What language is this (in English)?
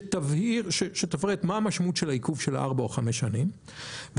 Hebrew